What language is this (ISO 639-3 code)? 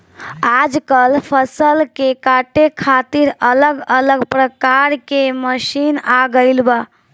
bho